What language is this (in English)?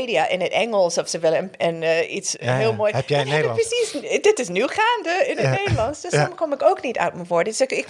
Dutch